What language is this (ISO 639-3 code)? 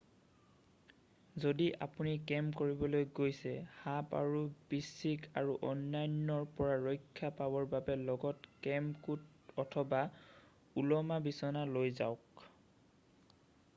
asm